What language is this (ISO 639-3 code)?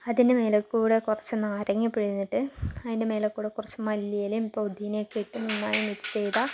mal